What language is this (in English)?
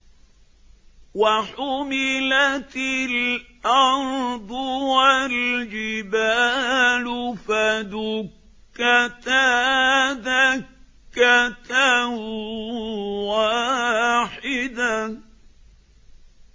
Arabic